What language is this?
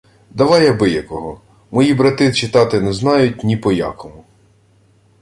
Ukrainian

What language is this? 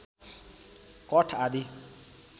Nepali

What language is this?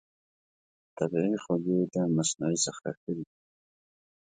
Pashto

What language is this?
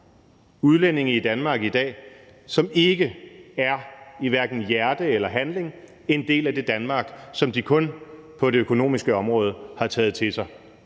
Danish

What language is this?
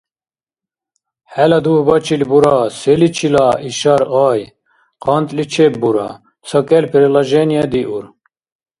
Dargwa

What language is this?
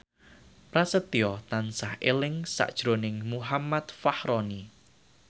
Javanese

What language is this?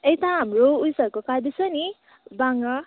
Nepali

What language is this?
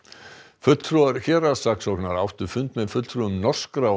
Icelandic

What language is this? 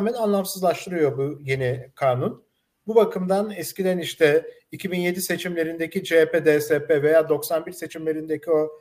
Turkish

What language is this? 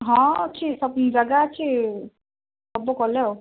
Odia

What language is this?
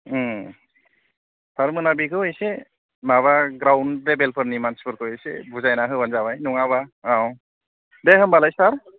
Bodo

